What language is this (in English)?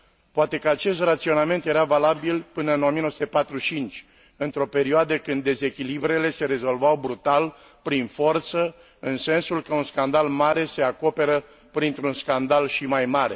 Romanian